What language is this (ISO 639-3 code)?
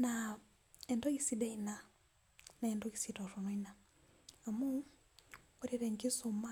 mas